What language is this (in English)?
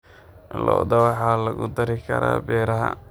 Somali